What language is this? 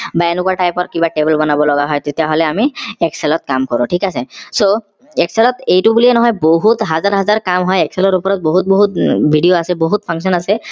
Assamese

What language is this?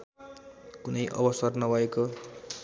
Nepali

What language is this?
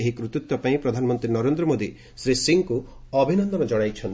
Odia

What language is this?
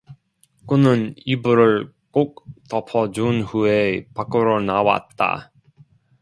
Korean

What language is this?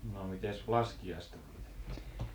Finnish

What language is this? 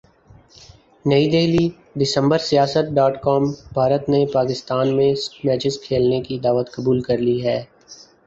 Urdu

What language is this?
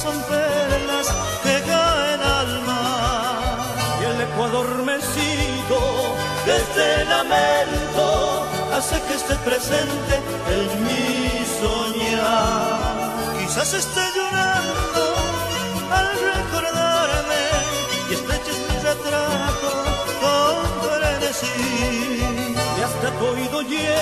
Arabic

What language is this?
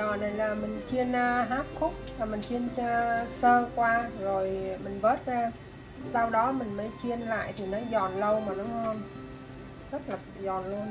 Vietnamese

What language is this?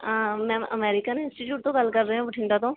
Punjabi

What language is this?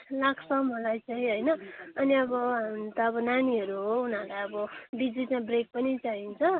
Nepali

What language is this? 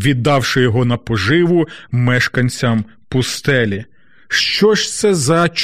Ukrainian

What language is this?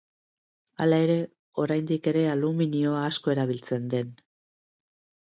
Basque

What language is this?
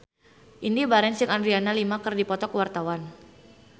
Sundanese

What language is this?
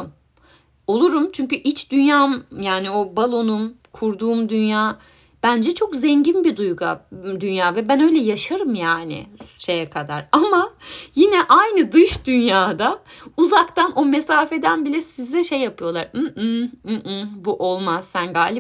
Turkish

